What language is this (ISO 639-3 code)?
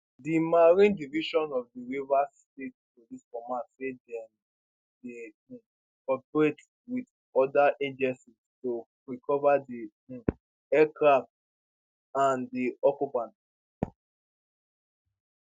pcm